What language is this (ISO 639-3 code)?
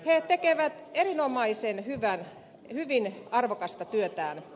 fin